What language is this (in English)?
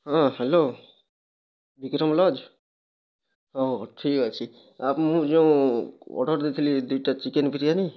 Odia